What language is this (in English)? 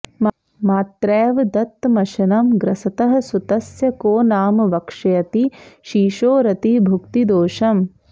Sanskrit